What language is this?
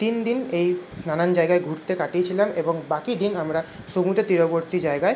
Bangla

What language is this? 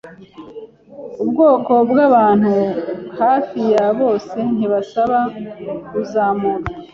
Kinyarwanda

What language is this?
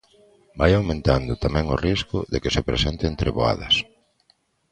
Galician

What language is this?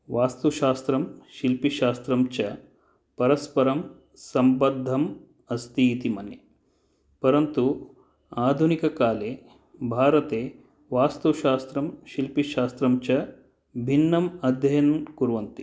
Sanskrit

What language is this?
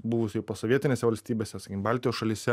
Lithuanian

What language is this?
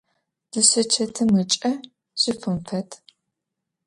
Adyghe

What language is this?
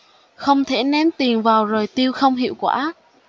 Vietnamese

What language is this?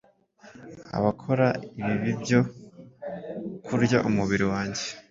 Kinyarwanda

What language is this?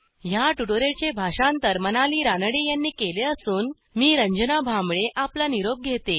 Marathi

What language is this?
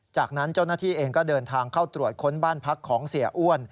Thai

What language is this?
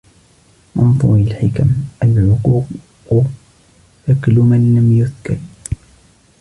Arabic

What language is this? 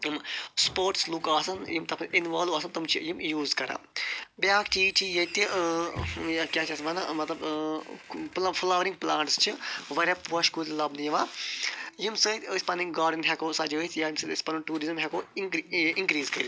Kashmiri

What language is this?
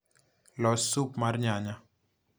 Luo (Kenya and Tanzania)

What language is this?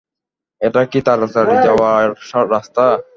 Bangla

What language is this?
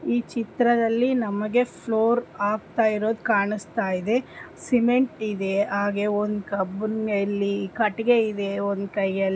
Kannada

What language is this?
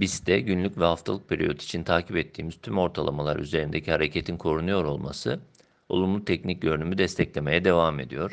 Turkish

